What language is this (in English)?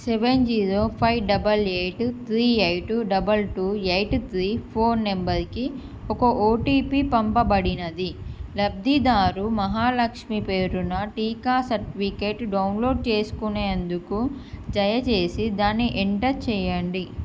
Telugu